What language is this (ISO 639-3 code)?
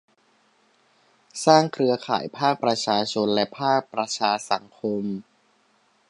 tha